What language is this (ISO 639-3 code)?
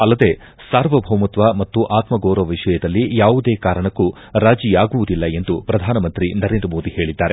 kan